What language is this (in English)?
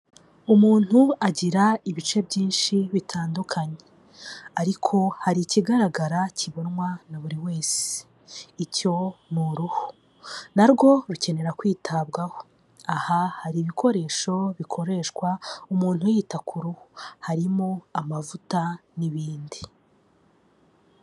Kinyarwanda